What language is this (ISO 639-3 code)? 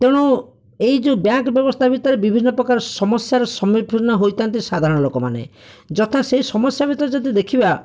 ori